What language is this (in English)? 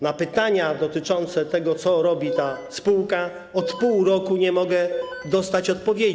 Polish